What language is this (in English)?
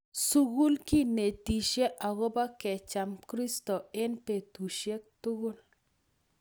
Kalenjin